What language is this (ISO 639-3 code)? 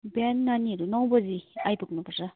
nep